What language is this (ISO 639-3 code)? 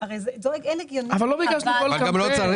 heb